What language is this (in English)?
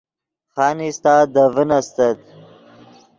Yidgha